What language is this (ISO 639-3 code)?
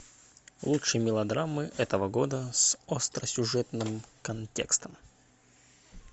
rus